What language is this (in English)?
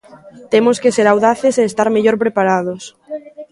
Galician